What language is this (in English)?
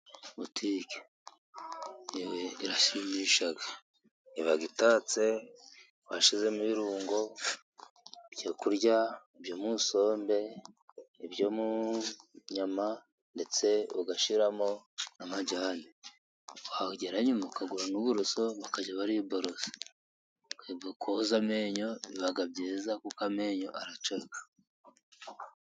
Kinyarwanda